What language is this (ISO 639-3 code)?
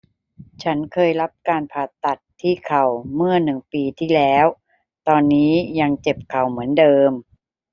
tha